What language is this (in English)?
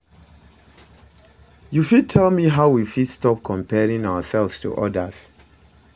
Nigerian Pidgin